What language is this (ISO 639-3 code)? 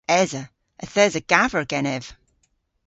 cor